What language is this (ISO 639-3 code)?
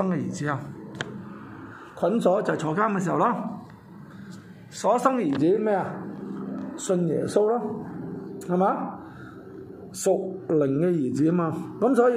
zho